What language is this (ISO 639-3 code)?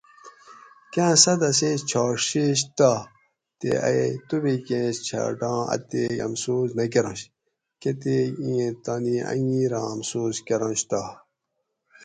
gwc